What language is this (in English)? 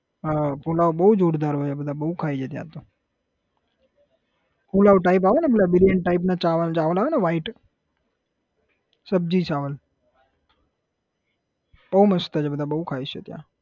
Gujarati